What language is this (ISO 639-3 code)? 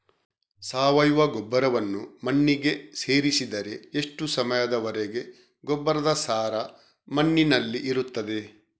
kan